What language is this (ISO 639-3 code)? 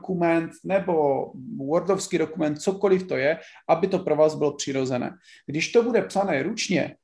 ces